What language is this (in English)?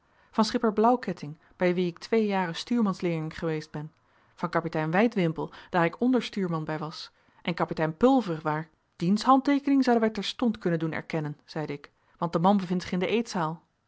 Dutch